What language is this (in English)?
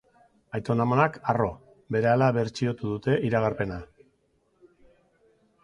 Basque